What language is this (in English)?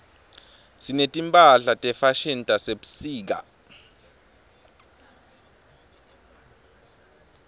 Swati